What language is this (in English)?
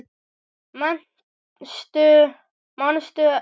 Icelandic